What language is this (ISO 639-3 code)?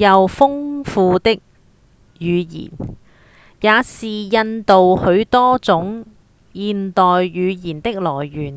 yue